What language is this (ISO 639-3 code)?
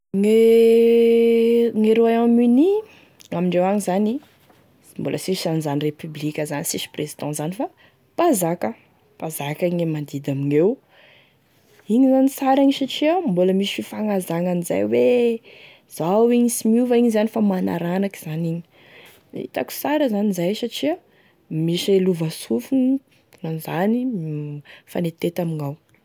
tkg